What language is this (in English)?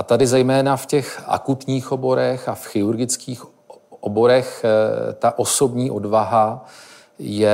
Czech